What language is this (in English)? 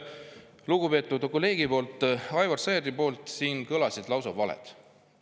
Estonian